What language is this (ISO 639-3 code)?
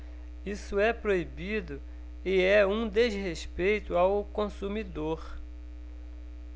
por